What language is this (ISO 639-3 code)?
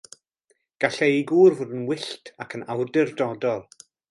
cym